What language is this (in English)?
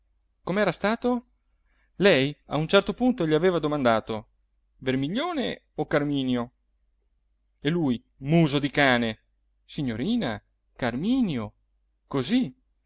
Italian